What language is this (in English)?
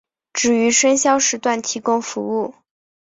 Chinese